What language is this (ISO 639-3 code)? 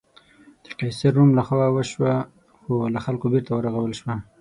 pus